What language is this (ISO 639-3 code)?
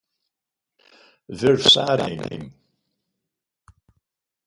por